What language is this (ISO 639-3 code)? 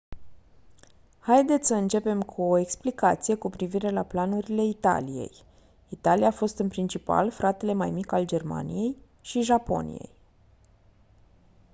ron